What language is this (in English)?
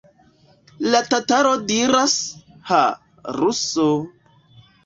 Esperanto